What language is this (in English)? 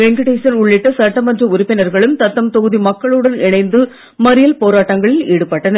Tamil